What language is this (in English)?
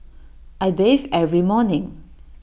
English